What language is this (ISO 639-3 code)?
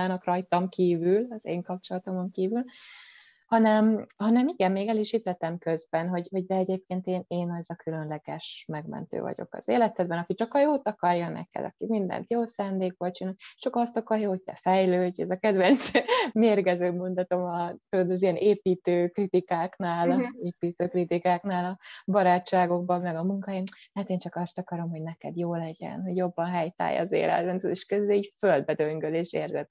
hun